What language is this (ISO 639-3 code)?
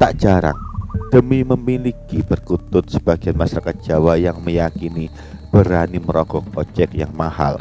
ind